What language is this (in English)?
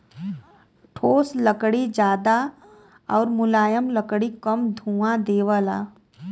Bhojpuri